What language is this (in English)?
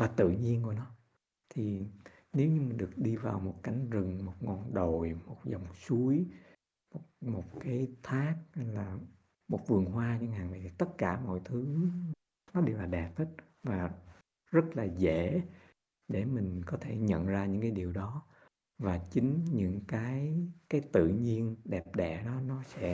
Vietnamese